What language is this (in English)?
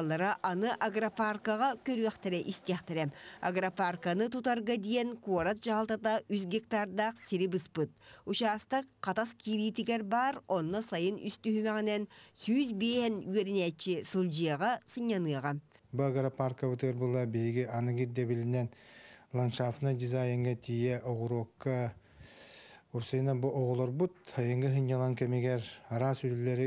Turkish